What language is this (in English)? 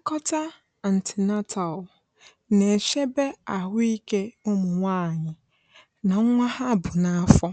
Igbo